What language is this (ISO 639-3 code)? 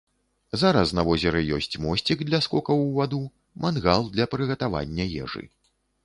bel